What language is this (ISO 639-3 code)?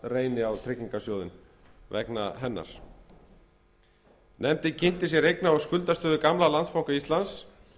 isl